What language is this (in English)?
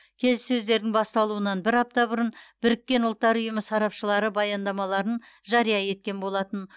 Kazakh